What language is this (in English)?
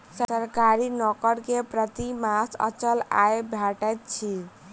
Maithili